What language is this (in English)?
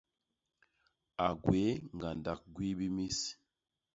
Basaa